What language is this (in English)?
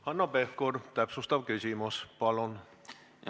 Estonian